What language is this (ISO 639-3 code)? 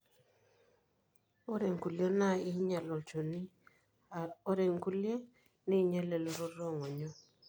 mas